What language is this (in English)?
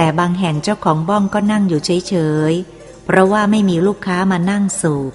Thai